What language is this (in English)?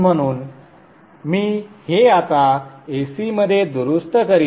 Marathi